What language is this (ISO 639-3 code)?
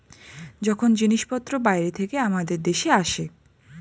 ben